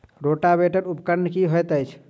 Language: Maithili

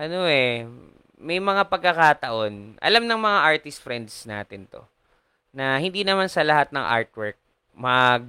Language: Filipino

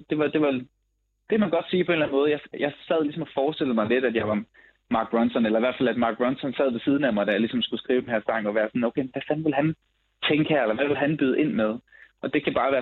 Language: Danish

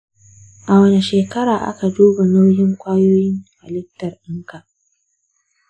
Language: Hausa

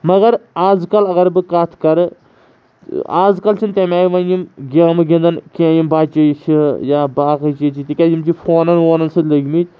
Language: Kashmiri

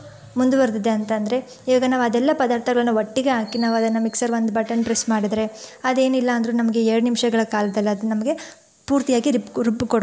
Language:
Kannada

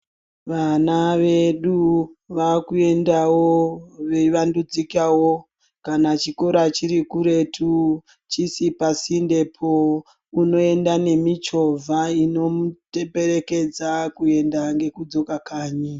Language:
Ndau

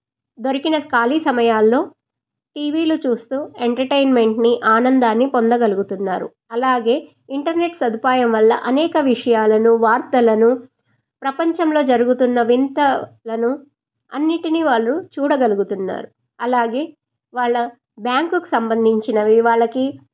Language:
Telugu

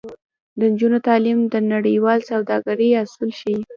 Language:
Pashto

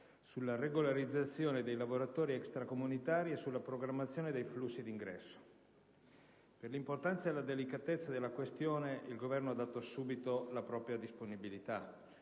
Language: Italian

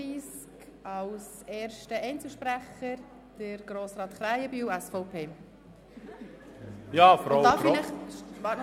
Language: Swiss German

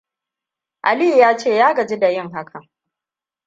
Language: Hausa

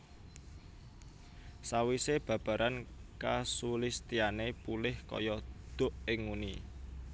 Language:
Javanese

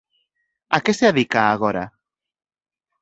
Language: Galician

